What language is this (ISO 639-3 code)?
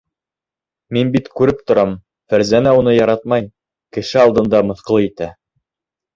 bak